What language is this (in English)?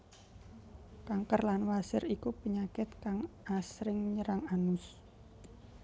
Javanese